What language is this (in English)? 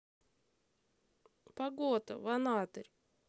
Russian